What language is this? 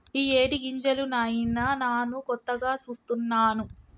Telugu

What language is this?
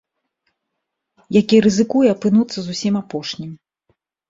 Belarusian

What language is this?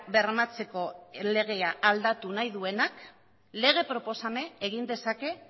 Basque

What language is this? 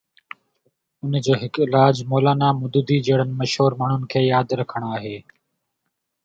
Sindhi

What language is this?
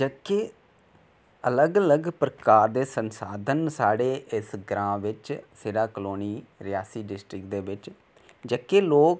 Dogri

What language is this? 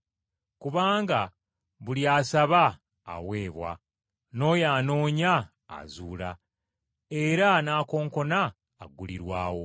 Ganda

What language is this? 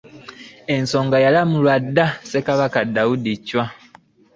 Ganda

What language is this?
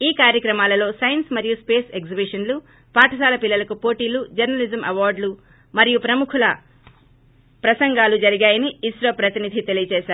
Telugu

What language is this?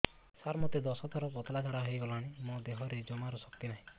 Odia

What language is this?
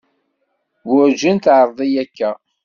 Kabyle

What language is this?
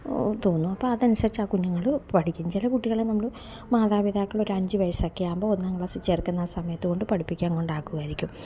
Malayalam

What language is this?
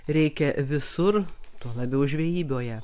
Lithuanian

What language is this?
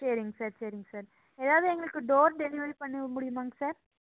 Tamil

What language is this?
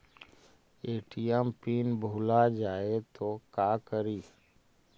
Magahi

